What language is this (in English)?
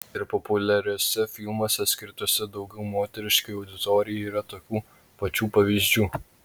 Lithuanian